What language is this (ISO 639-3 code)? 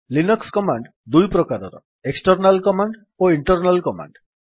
ori